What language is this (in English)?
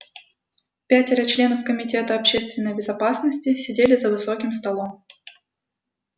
Russian